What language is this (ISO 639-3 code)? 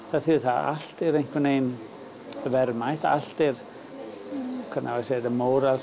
isl